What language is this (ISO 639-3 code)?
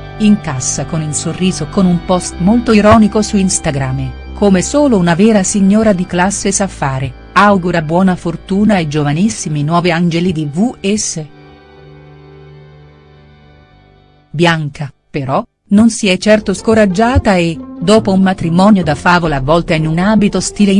ita